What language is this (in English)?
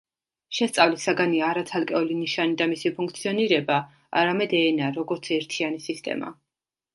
Georgian